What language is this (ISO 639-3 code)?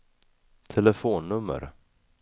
swe